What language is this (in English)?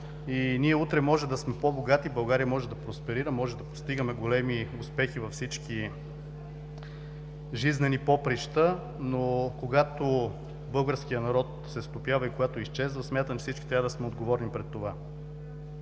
Bulgarian